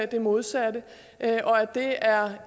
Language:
Danish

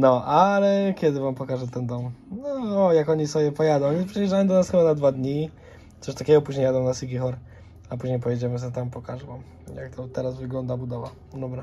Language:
Polish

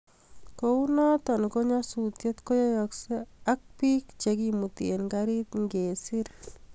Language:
Kalenjin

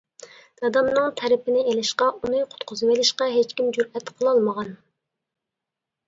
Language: Uyghur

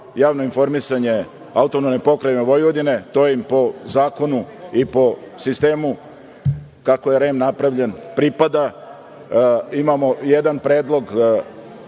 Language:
Serbian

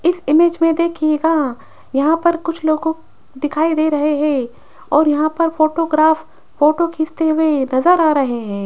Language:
Hindi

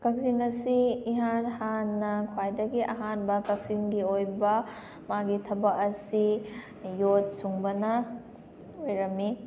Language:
Manipuri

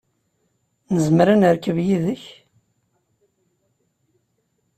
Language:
Kabyle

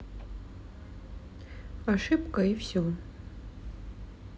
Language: Russian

